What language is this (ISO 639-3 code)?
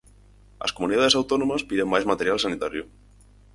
glg